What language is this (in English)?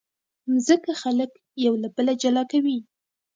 Pashto